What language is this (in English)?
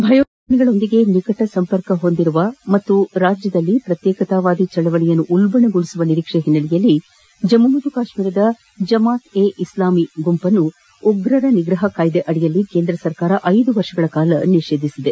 Kannada